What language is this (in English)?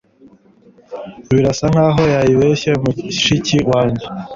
Kinyarwanda